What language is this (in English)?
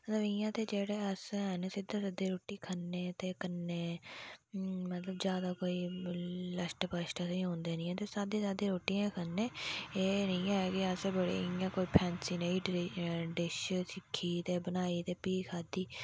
Dogri